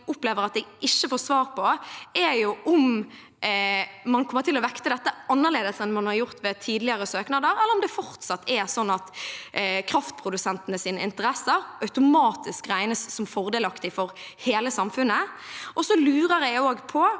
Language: Norwegian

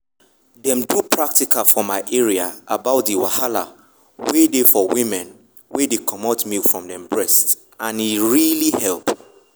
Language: Nigerian Pidgin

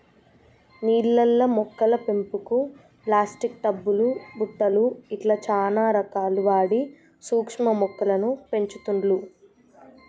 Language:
Telugu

